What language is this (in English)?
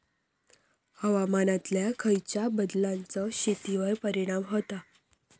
Marathi